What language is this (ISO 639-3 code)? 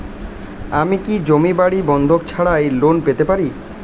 ben